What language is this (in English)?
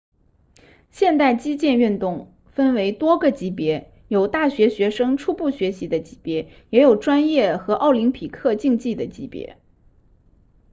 Chinese